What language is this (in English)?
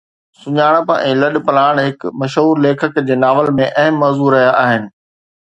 Sindhi